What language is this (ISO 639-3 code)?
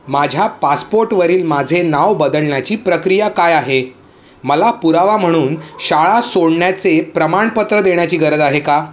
mar